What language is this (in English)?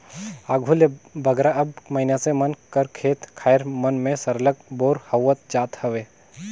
Chhattisgarhi